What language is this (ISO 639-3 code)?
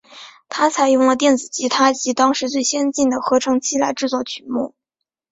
zho